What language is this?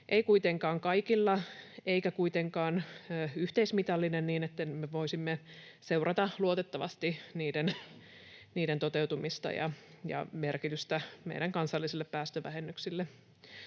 Finnish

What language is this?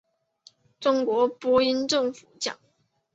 Chinese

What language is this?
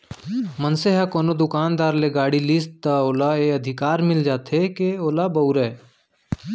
Chhattisgarhi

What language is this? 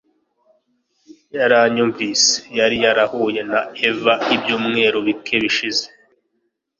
Kinyarwanda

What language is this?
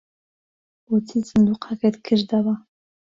Central Kurdish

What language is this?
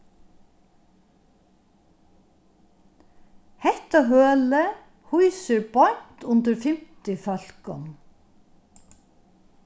Faroese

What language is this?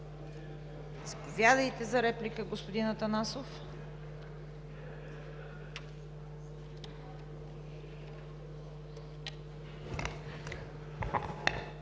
Bulgarian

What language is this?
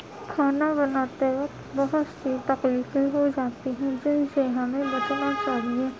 Urdu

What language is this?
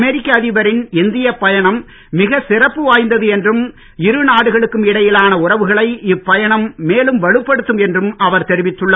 Tamil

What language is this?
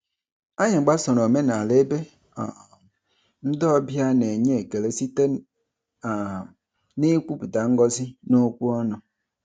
Igbo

